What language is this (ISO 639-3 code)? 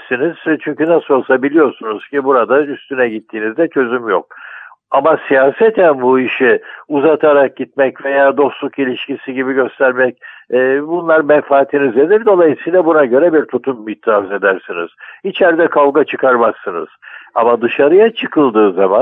tur